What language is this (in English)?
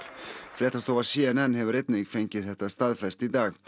Icelandic